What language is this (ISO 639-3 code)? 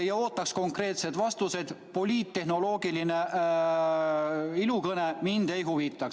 est